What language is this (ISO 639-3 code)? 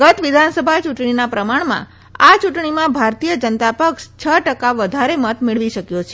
guj